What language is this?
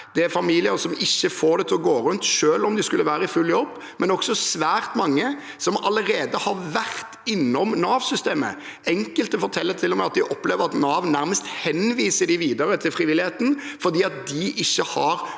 Norwegian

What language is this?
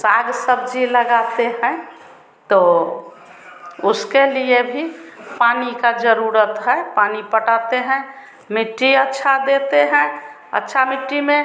Hindi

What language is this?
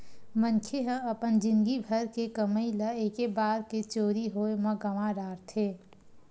Chhattisgarhi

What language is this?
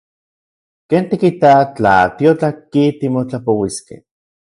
Central Puebla Nahuatl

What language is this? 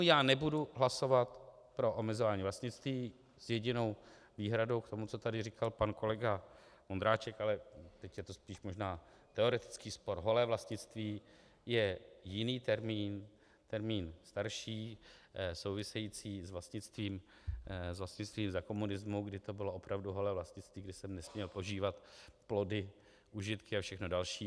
Czech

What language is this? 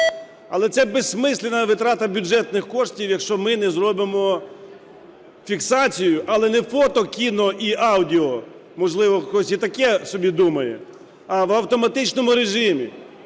Ukrainian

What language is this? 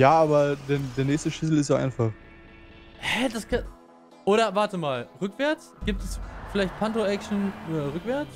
German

